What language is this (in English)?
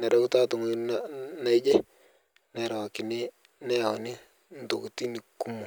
Masai